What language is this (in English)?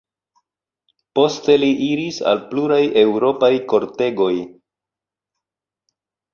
Esperanto